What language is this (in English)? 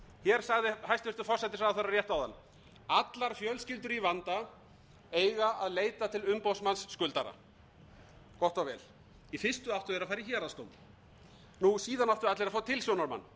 Icelandic